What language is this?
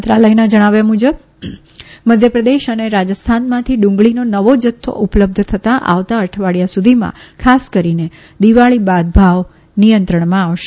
Gujarati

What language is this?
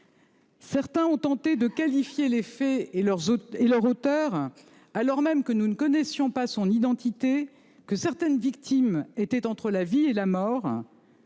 French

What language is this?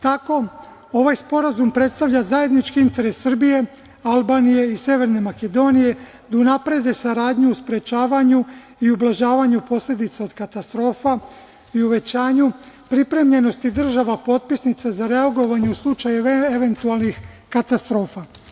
Serbian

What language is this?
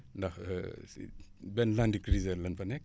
Wolof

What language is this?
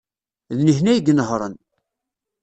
Kabyle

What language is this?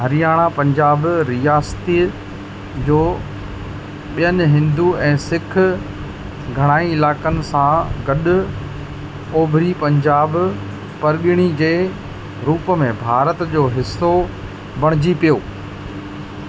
Sindhi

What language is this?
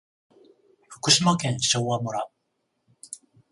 Japanese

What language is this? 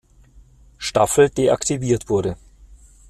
German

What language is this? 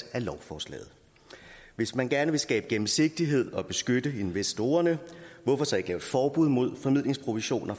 Danish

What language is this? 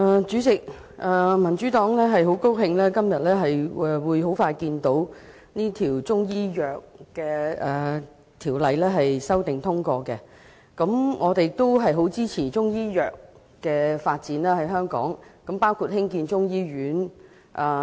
Cantonese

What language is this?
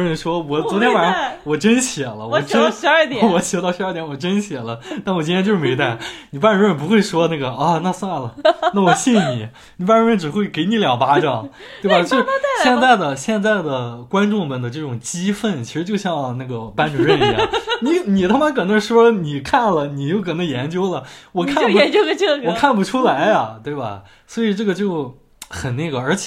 Chinese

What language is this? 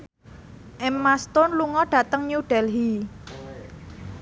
Javanese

